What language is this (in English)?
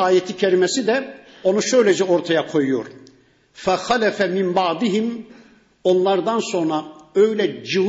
Turkish